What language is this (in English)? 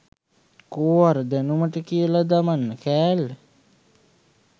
Sinhala